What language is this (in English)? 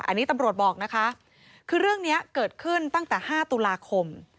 Thai